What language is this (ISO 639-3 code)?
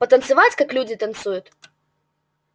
rus